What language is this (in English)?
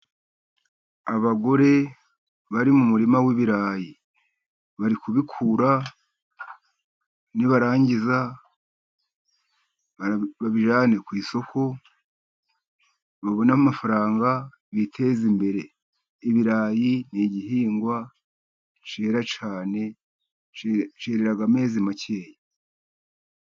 Kinyarwanda